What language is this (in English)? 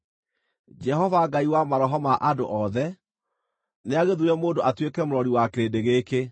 Kikuyu